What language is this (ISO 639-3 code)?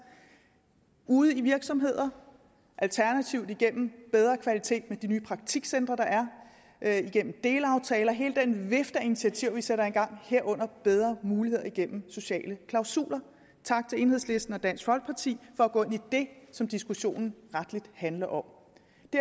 dan